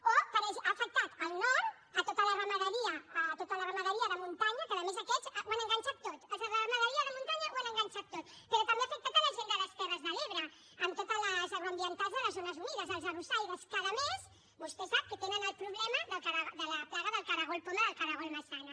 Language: Catalan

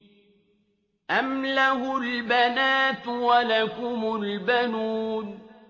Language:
Arabic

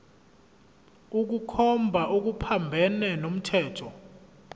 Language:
Zulu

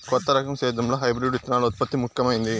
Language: Telugu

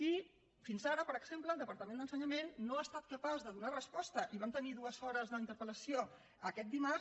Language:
Catalan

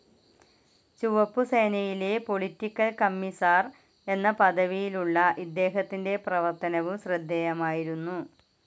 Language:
Malayalam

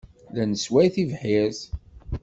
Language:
Kabyle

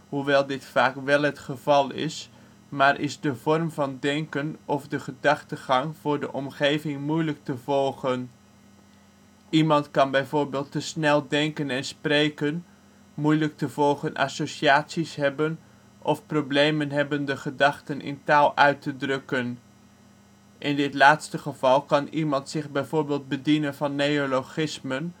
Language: Dutch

